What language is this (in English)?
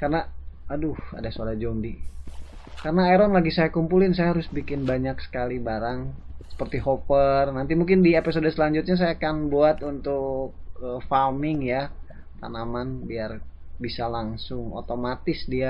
Indonesian